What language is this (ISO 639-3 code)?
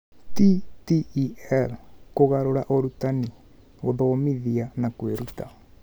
kik